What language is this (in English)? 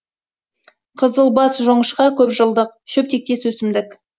Kazakh